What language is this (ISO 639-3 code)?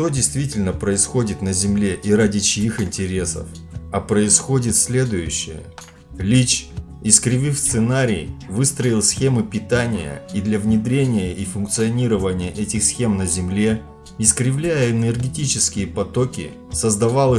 rus